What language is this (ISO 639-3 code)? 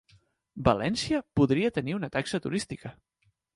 cat